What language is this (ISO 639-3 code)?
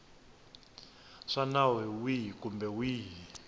tso